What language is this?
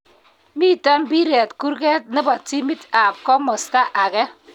Kalenjin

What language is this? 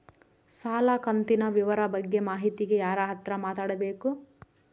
Kannada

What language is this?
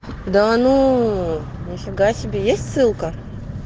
Russian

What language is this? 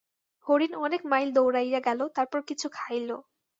Bangla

